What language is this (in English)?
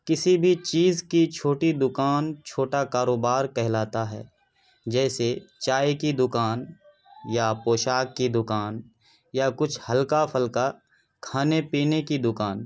Urdu